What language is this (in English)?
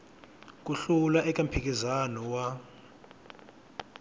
Tsonga